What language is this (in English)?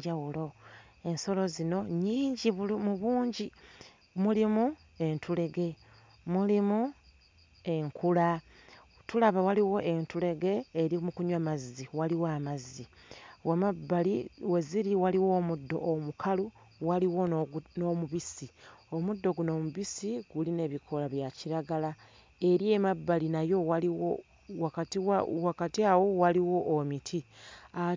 Ganda